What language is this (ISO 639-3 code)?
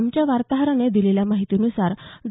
mar